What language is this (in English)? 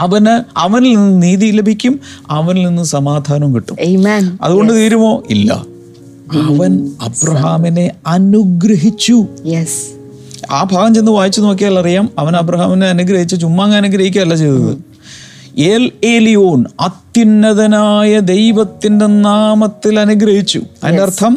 Malayalam